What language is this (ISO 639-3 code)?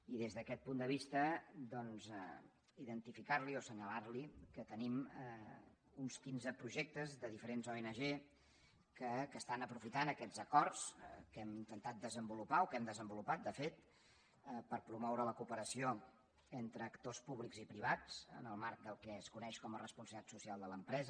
cat